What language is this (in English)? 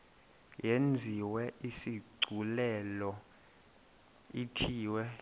Xhosa